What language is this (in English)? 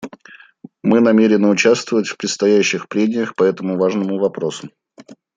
Russian